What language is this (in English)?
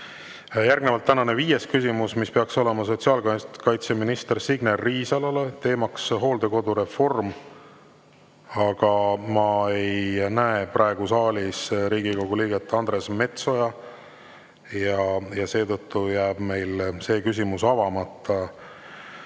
Estonian